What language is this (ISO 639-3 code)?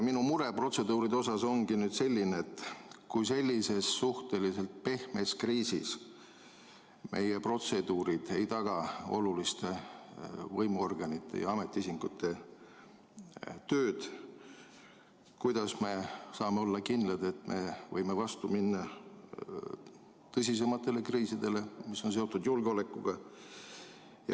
est